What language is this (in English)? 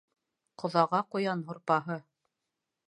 Bashkir